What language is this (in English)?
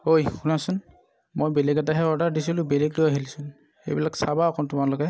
Assamese